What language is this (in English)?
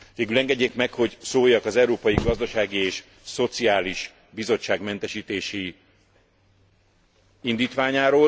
Hungarian